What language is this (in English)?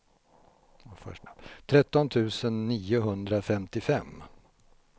Swedish